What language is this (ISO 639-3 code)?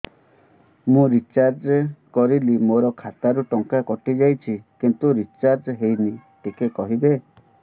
ori